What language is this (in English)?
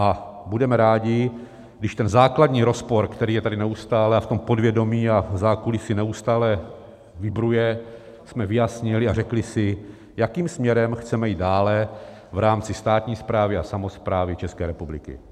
Czech